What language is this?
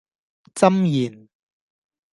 Cantonese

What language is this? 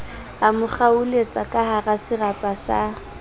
Southern Sotho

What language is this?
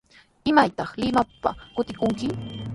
Sihuas Ancash Quechua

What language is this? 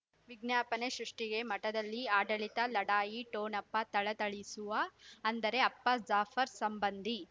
Kannada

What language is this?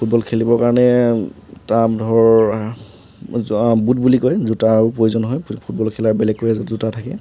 Assamese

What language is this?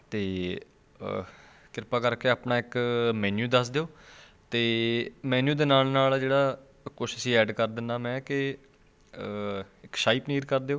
Punjabi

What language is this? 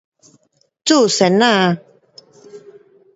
Pu-Xian Chinese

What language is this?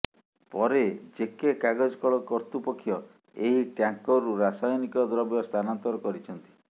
Odia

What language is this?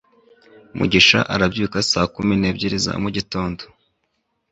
Kinyarwanda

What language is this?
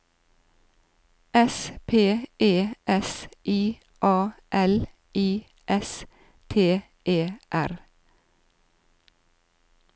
Norwegian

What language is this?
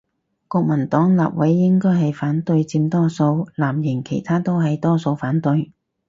Cantonese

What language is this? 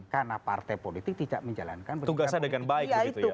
Indonesian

